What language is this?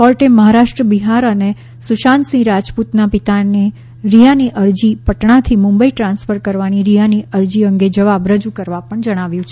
Gujarati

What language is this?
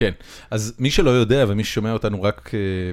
Hebrew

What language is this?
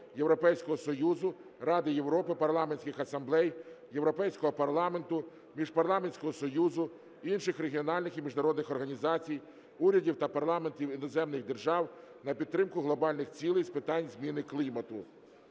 Ukrainian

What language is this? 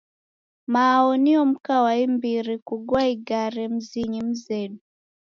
Taita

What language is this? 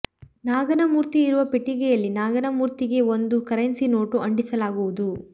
Kannada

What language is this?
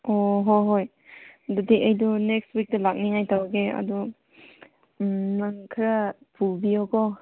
Manipuri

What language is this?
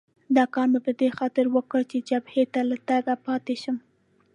Pashto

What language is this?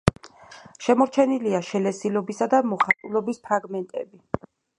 Georgian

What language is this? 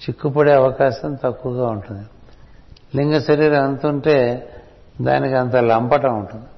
Telugu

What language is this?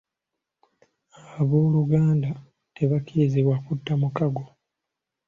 Ganda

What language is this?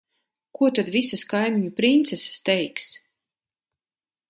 Latvian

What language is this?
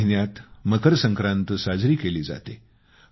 Marathi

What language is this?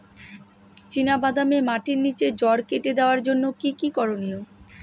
Bangla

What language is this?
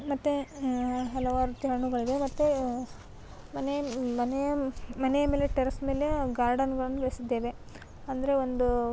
Kannada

